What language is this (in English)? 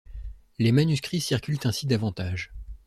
French